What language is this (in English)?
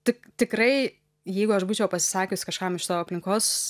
Lithuanian